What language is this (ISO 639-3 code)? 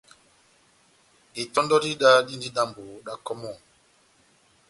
bnm